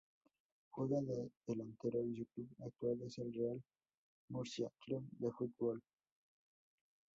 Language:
Spanish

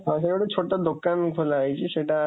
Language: Odia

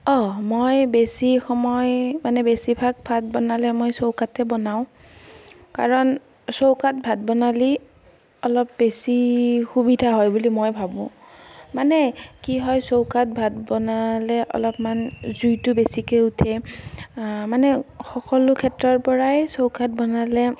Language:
Assamese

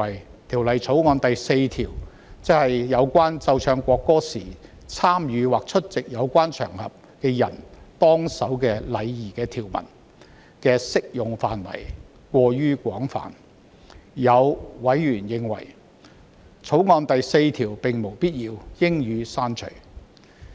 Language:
Cantonese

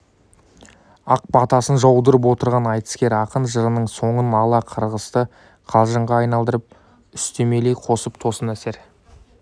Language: Kazakh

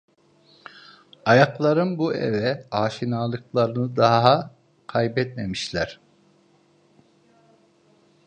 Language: Turkish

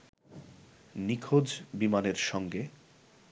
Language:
Bangla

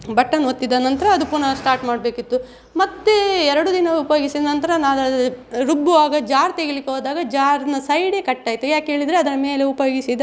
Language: Kannada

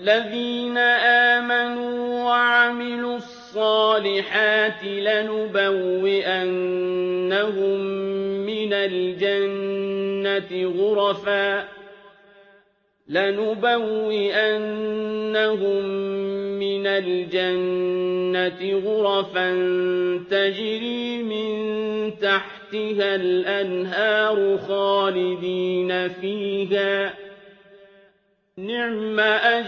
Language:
Arabic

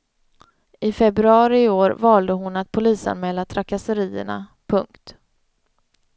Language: Swedish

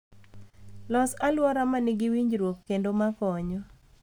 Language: Luo (Kenya and Tanzania)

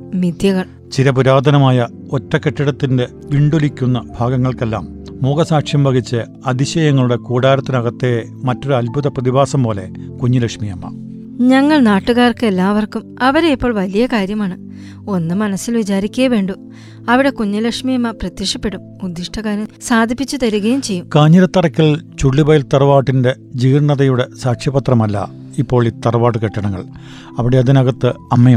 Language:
Malayalam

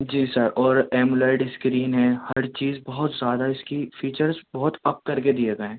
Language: Urdu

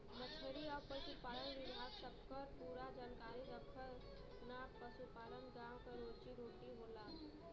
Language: Bhojpuri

